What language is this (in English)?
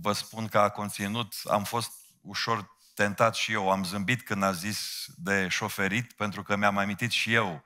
Romanian